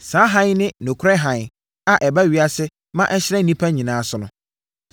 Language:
Akan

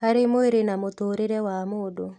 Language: Kikuyu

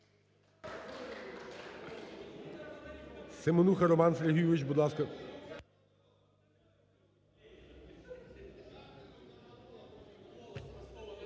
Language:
Ukrainian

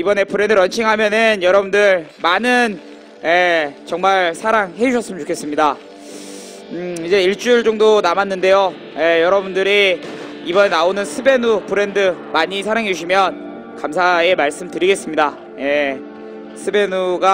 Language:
Korean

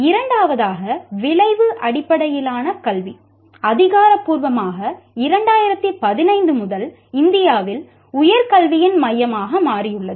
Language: Tamil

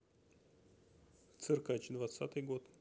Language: Russian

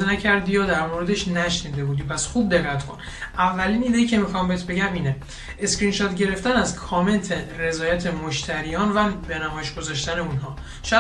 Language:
Persian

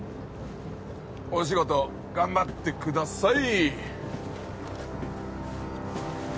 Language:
Japanese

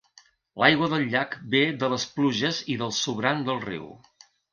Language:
Catalan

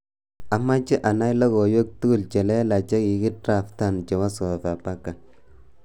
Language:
Kalenjin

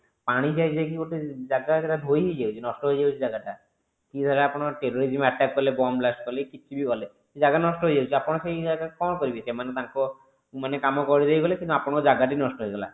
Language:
Odia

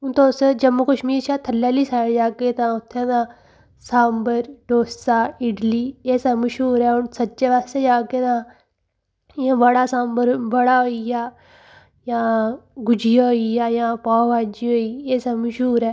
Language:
Dogri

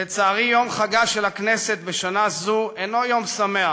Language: Hebrew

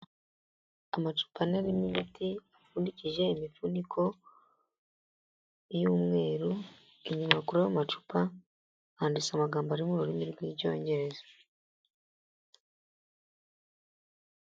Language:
Kinyarwanda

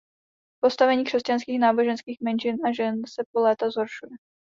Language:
Czech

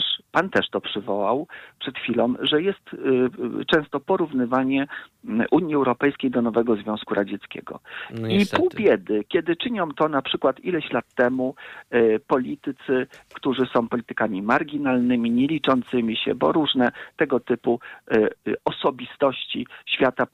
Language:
Polish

